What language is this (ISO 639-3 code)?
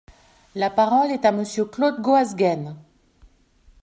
fra